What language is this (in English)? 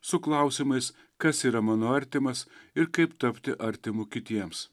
Lithuanian